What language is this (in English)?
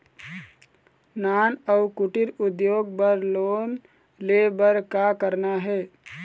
Chhattisgarhi